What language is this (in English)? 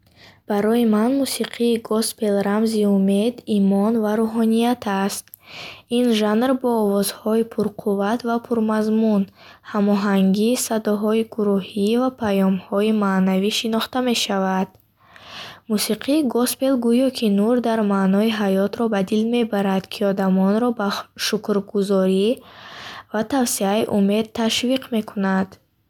Bukharic